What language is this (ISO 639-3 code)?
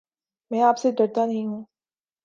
urd